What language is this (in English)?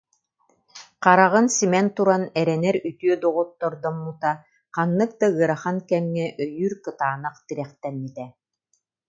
Yakut